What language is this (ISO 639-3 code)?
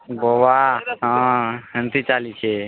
ori